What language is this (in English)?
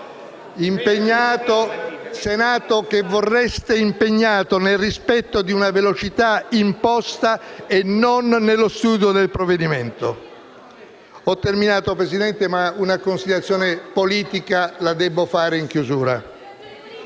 Italian